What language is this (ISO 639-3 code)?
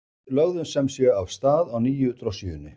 isl